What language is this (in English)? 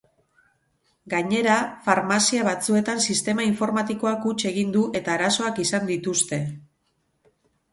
Basque